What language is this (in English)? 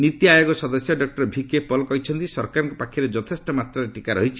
Odia